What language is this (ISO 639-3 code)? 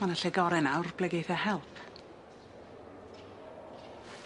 cym